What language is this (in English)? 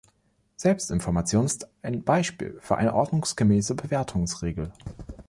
German